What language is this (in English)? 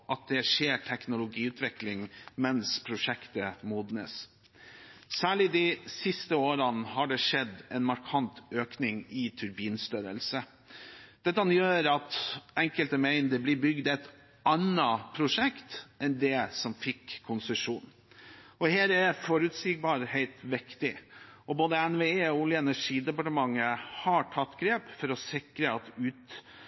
Norwegian Bokmål